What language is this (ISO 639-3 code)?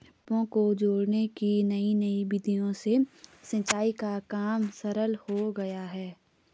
hin